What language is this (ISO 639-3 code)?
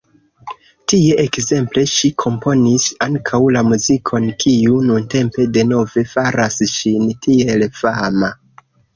epo